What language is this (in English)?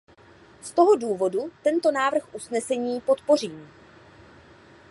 Czech